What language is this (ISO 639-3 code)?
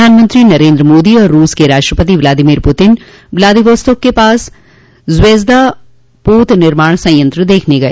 hin